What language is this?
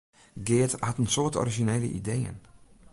Western Frisian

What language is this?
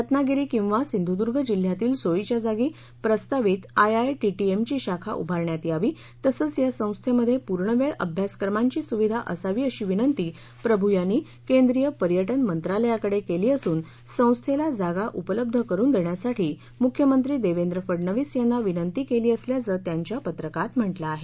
Marathi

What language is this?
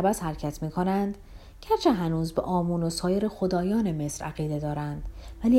Persian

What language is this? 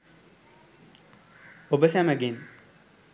Sinhala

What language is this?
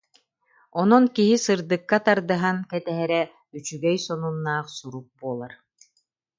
Yakut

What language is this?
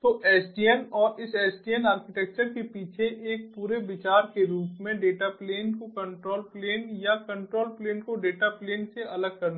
Hindi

